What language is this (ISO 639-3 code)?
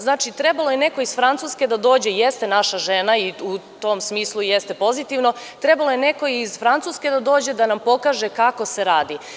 srp